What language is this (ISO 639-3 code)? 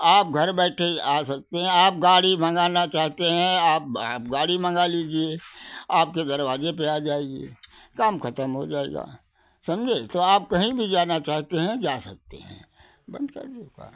hin